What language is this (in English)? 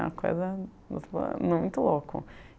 Portuguese